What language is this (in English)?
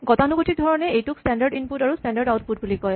Assamese